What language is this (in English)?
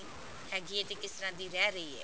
Punjabi